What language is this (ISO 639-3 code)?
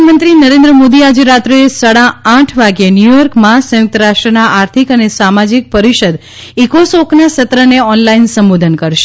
guj